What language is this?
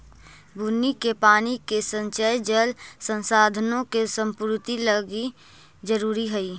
Magahi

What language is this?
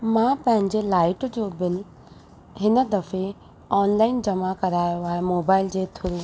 Sindhi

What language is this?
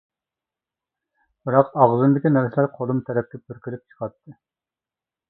Uyghur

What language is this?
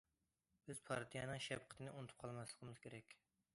Uyghur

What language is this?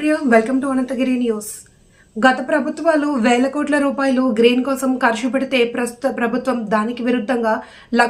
Telugu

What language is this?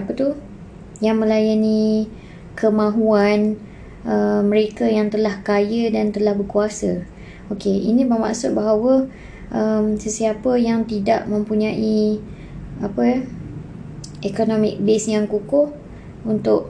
Malay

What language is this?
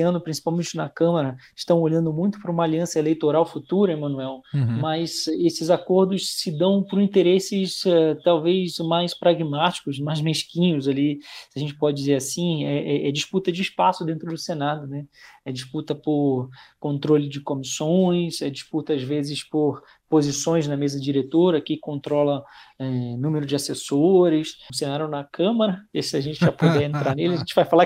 Portuguese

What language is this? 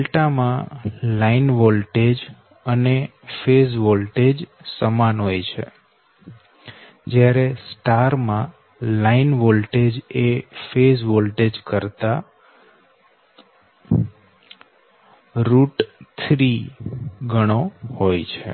Gujarati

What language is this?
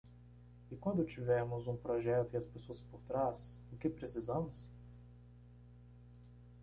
Portuguese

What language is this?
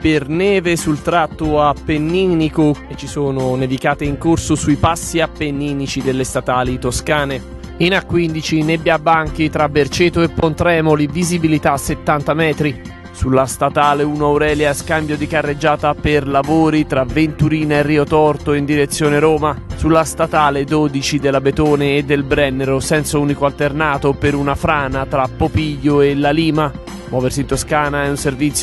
Italian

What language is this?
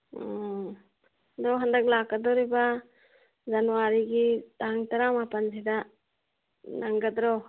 Manipuri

